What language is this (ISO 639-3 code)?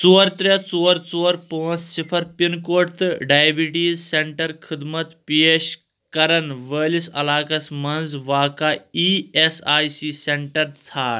kas